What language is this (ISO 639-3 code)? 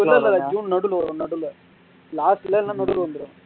tam